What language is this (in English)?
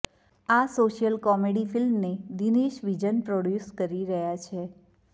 Gujarati